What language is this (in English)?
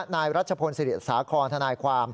Thai